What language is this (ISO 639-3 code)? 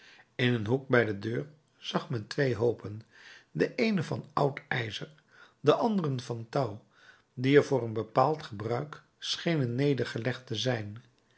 nld